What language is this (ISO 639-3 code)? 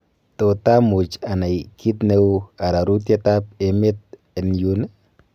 kln